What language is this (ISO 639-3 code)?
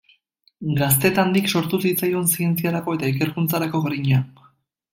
eus